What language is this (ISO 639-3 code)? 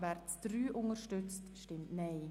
gsw